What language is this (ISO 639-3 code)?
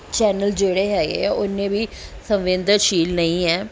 pan